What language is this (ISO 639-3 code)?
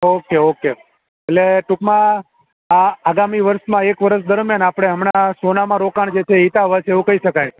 guj